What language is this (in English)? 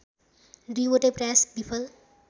Nepali